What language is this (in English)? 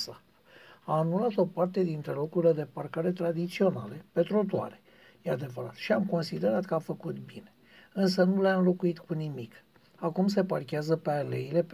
Romanian